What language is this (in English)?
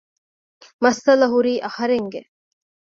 Divehi